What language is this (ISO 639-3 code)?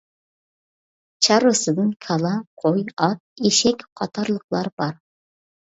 uig